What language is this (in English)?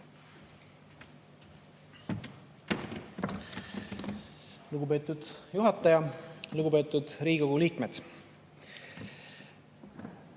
Estonian